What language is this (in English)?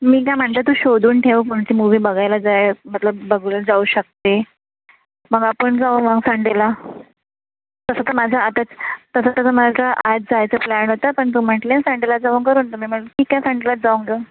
Marathi